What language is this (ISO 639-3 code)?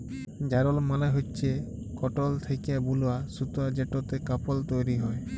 ben